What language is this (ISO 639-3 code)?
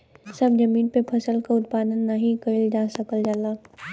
bho